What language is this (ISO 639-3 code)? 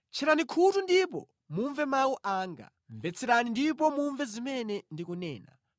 nya